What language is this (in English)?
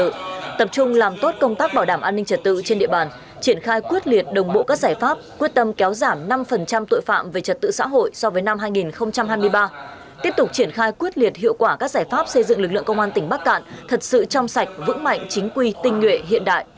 Vietnamese